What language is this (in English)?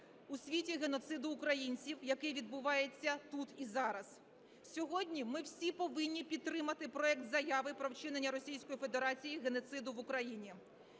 Ukrainian